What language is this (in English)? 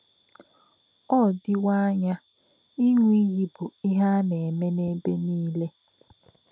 Igbo